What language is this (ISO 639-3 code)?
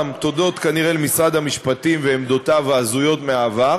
heb